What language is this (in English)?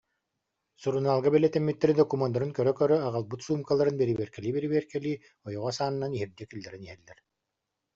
Yakut